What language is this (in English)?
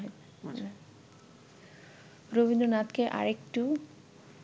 Bangla